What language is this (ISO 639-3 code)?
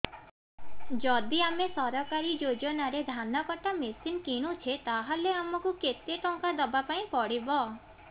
ori